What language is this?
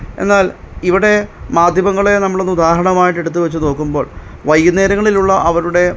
Malayalam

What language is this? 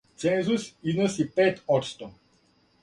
Serbian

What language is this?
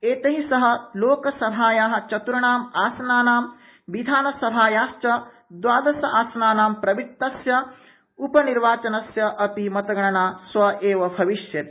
Sanskrit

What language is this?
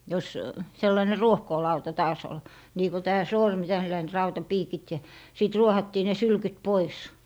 Finnish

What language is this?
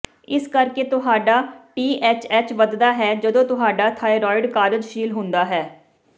Punjabi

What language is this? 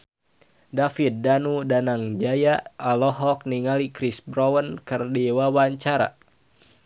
Sundanese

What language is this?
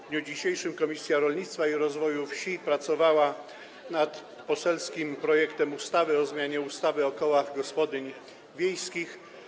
Polish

